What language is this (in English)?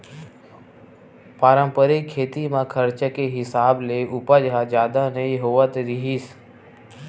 Chhattisgarhi